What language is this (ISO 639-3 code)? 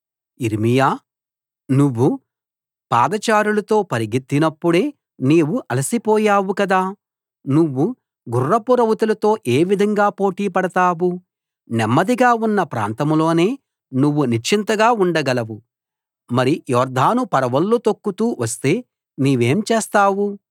tel